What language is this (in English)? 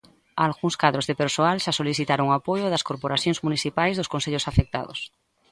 Galician